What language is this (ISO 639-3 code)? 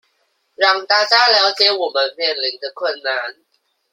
zho